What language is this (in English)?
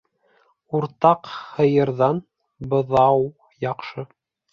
Bashkir